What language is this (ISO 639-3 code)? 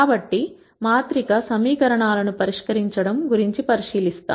tel